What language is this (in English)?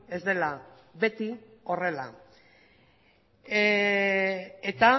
Basque